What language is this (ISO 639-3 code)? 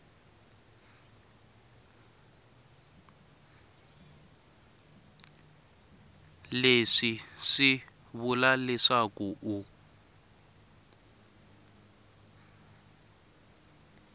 tso